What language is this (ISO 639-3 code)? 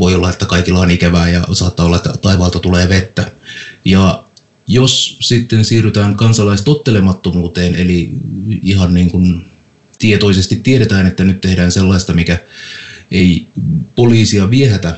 fin